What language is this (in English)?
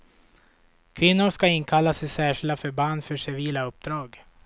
Swedish